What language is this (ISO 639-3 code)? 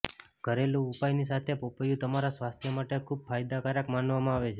guj